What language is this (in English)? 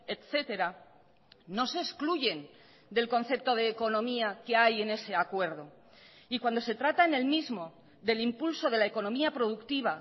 Spanish